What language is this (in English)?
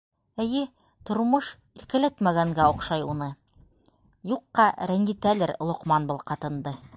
Bashkir